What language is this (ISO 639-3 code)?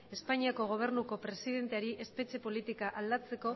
eus